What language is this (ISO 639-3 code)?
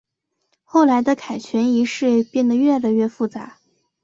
zho